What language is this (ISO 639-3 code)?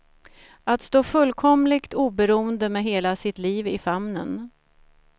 swe